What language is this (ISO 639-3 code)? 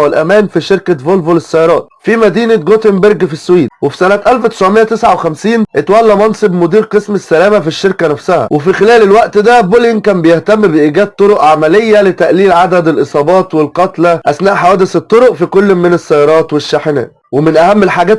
ara